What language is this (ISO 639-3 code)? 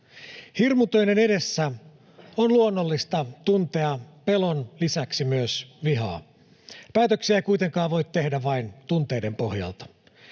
fin